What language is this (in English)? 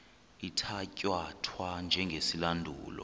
Xhosa